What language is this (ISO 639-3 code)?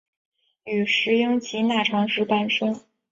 zho